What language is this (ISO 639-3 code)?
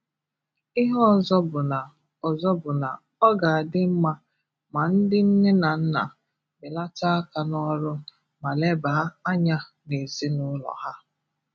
ibo